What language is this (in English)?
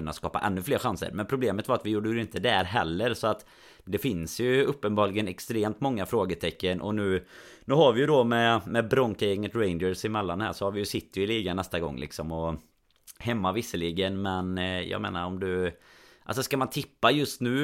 Swedish